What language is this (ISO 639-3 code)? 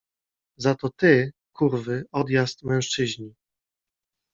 pol